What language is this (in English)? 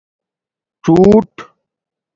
Domaaki